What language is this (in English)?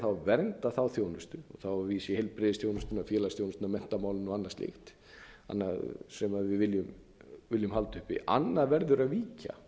Icelandic